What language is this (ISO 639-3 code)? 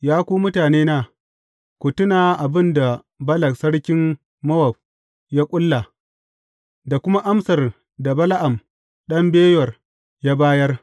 hau